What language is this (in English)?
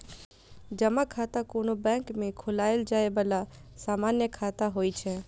Maithili